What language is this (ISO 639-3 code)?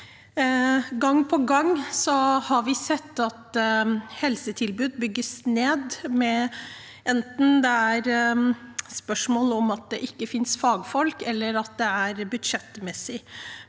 nor